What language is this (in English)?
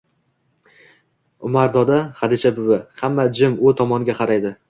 Uzbek